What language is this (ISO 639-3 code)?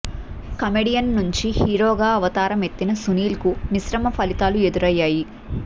tel